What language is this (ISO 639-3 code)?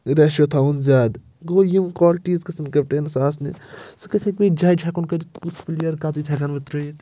kas